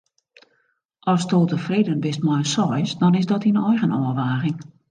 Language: Western Frisian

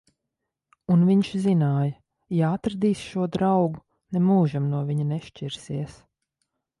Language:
Latvian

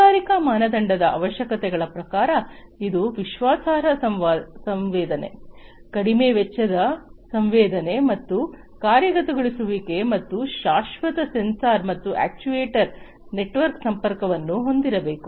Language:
Kannada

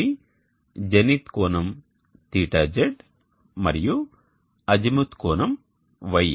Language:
Telugu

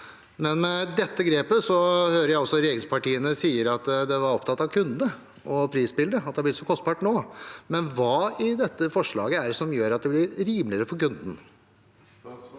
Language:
Norwegian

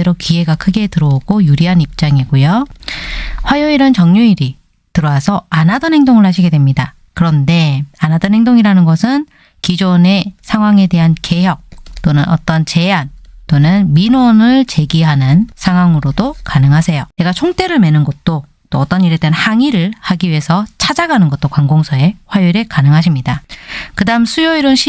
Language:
Korean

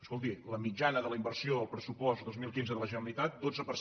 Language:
Catalan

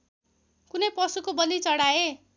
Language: Nepali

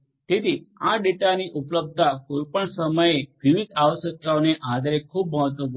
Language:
Gujarati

